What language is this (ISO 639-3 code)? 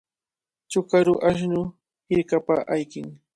qvl